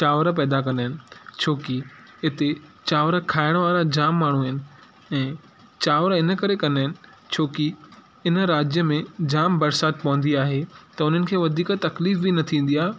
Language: Sindhi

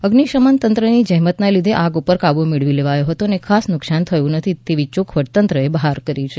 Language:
Gujarati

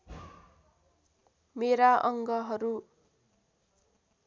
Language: Nepali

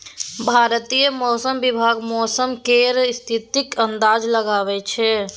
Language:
Maithili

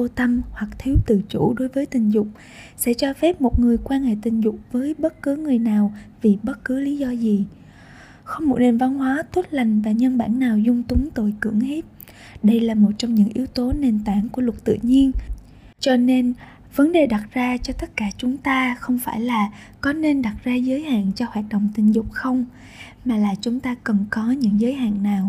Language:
Vietnamese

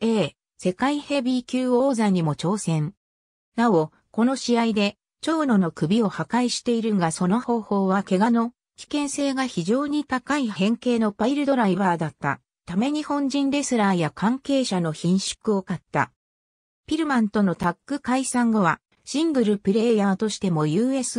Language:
Japanese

